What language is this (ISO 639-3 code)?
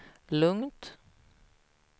swe